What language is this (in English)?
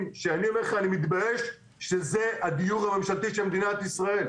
Hebrew